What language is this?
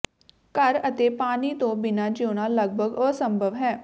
Punjabi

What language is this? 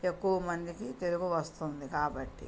Telugu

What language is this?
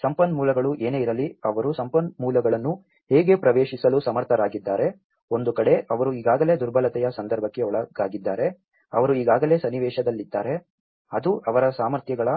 Kannada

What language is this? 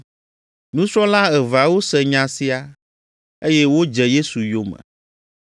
Ewe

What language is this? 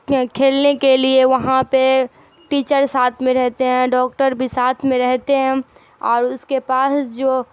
Urdu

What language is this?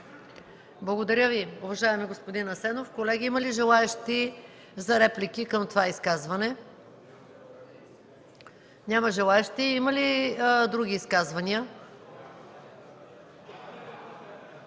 Bulgarian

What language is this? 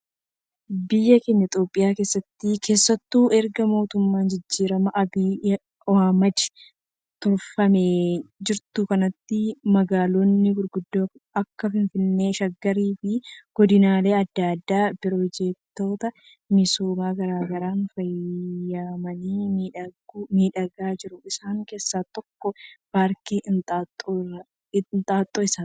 Oromo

